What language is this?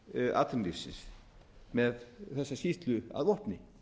Icelandic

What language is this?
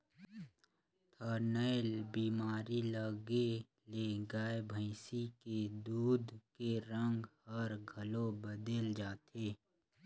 Chhattisgarhi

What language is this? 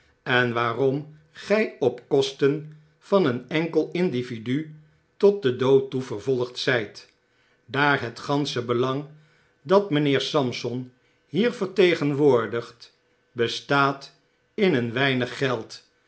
Dutch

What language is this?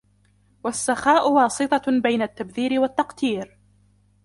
Arabic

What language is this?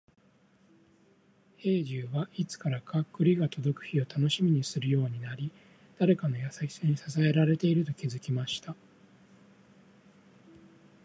Japanese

